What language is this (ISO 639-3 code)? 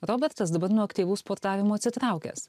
lit